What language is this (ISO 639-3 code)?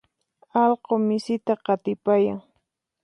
qxp